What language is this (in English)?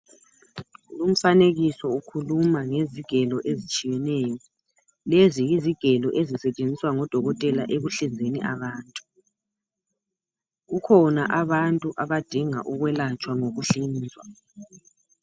North Ndebele